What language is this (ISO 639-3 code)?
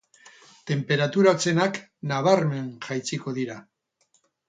eus